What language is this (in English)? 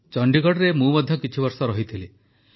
Odia